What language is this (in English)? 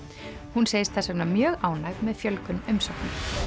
Icelandic